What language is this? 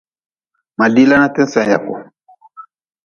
Nawdm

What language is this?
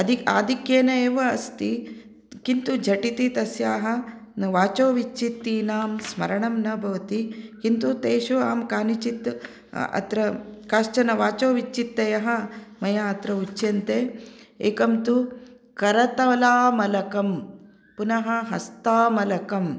Sanskrit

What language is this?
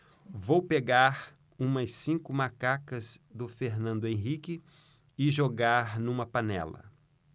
Portuguese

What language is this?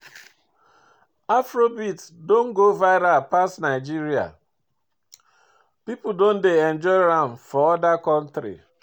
Nigerian Pidgin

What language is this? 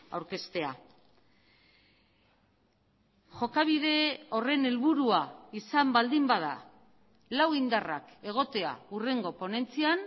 Basque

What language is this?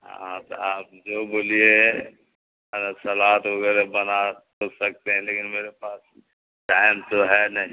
Urdu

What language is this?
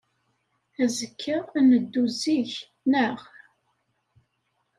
Kabyle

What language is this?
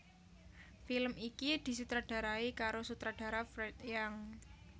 Javanese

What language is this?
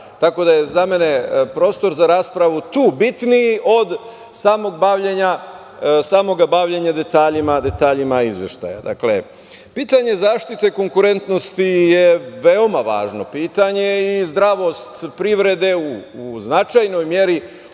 Serbian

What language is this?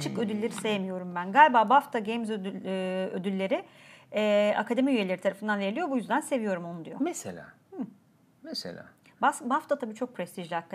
Turkish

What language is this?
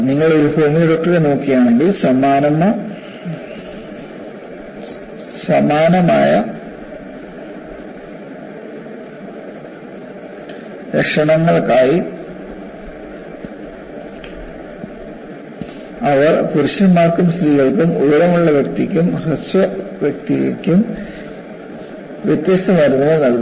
Malayalam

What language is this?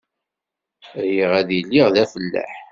Kabyle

